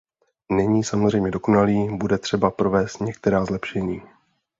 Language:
Czech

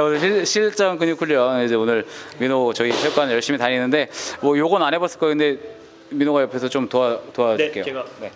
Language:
Korean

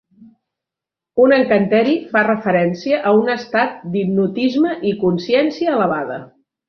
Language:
Catalan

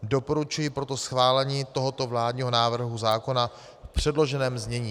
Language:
Czech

